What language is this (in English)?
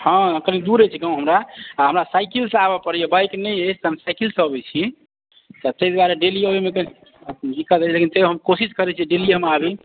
Maithili